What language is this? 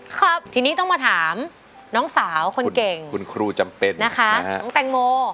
Thai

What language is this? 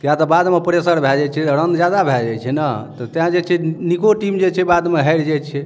Maithili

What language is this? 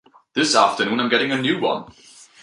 English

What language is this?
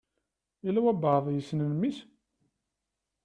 Kabyle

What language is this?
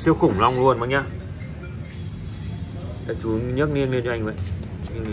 Vietnamese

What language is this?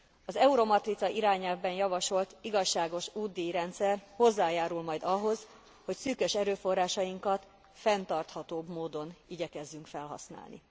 Hungarian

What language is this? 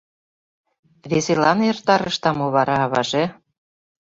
Mari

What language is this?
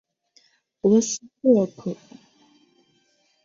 Chinese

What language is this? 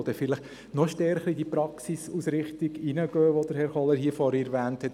Swiss German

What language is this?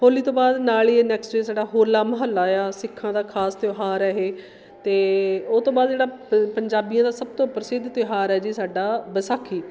Punjabi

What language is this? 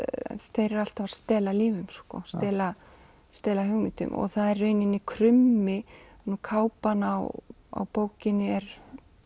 Icelandic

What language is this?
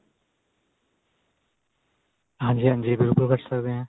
Punjabi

